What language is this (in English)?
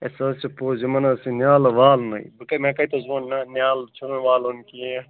Kashmiri